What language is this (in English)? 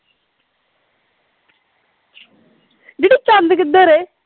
Punjabi